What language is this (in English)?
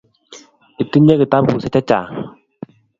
Kalenjin